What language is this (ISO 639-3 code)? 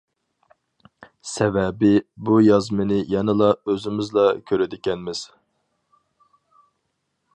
uig